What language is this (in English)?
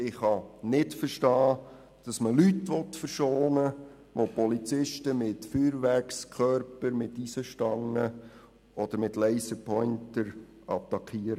Swiss German